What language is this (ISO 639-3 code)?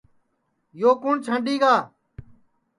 ssi